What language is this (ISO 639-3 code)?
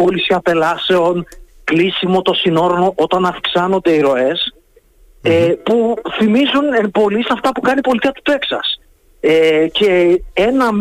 ell